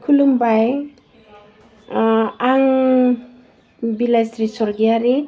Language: Bodo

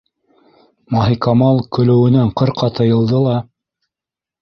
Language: Bashkir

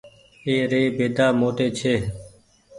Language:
Goaria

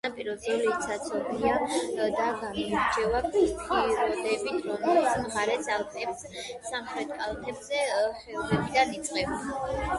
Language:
Georgian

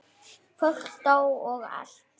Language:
Icelandic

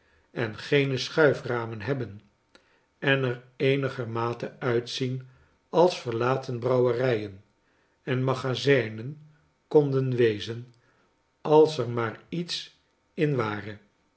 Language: Dutch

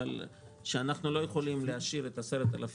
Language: Hebrew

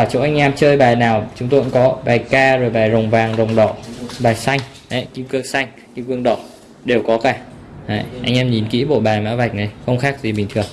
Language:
Vietnamese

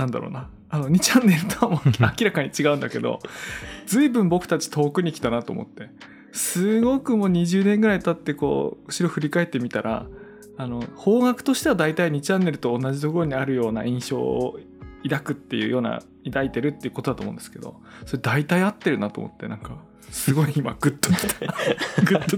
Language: Japanese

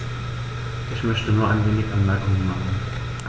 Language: German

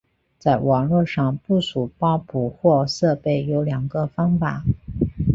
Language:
Chinese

